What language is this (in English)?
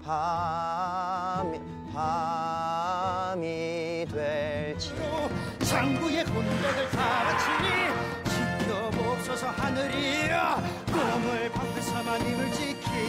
Korean